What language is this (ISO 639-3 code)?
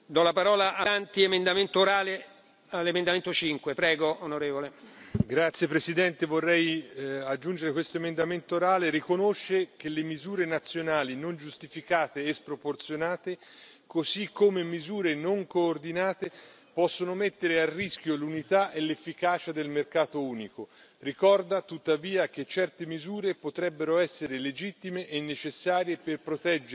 ita